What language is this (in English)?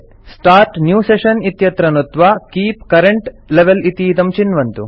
Sanskrit